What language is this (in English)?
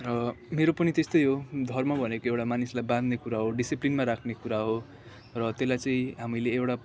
Nepali